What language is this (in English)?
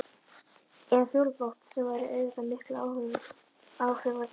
Icelandic